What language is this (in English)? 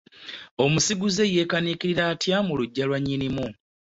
Ganda